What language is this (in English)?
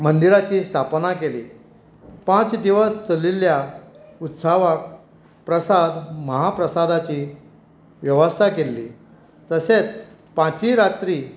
Konkani